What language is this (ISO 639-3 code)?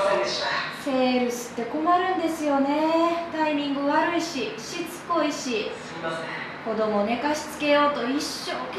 jpn